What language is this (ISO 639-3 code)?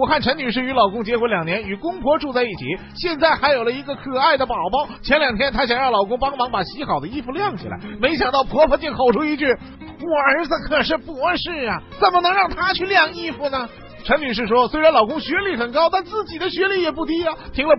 zho